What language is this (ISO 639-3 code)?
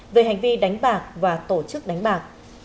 vie